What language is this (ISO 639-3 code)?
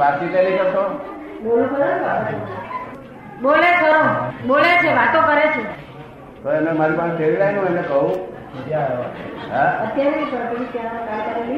guj